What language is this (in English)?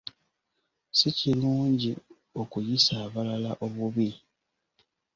Ganda